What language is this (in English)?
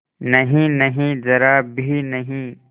Hindi